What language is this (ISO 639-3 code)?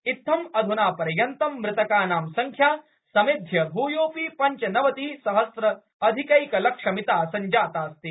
san